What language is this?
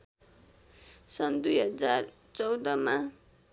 Nepali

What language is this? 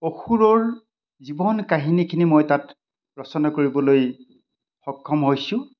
Assamese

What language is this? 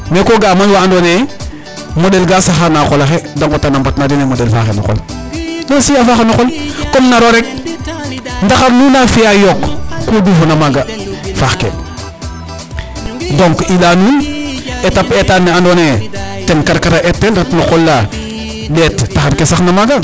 Serer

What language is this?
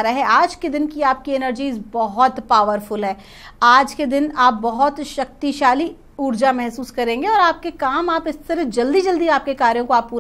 Hindi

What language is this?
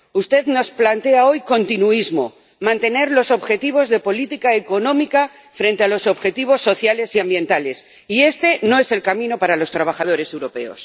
Spanish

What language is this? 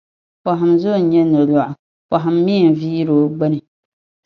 Dagbani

